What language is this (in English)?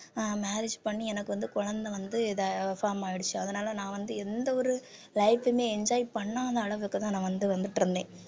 Tamil